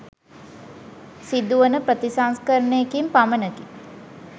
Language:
Sinhala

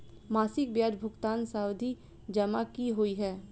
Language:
Maithili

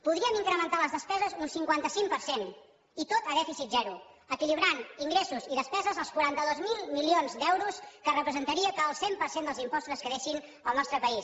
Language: Catalan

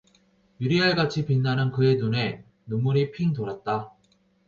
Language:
Korean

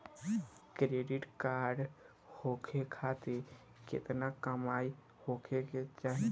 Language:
Bhojpuri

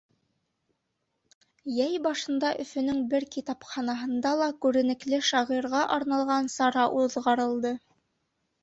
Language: Bashkir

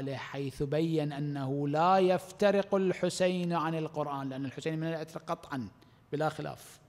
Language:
Arabic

